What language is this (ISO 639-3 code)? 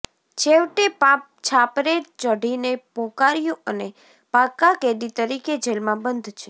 guj